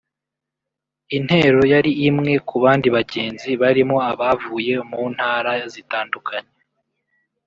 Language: Kinyarwanda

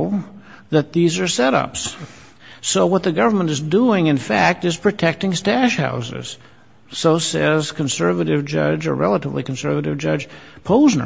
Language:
English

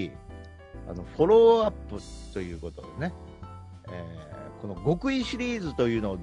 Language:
Japanese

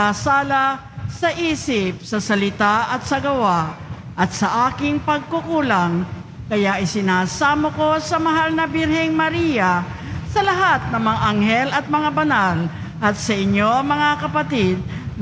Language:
Filipino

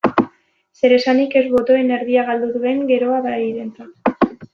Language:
Basque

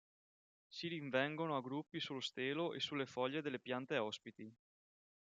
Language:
Italian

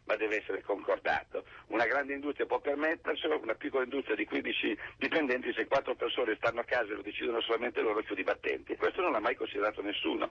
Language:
Italian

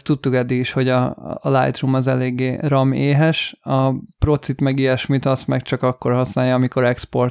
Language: Hungarian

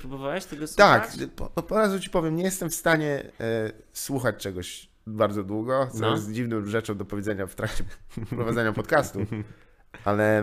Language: Polish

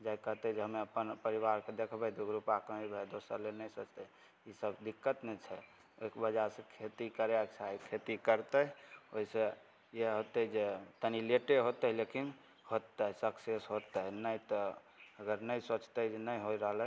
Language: Maithili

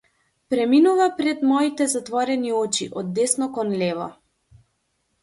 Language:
Macedonian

